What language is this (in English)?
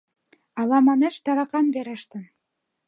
Mari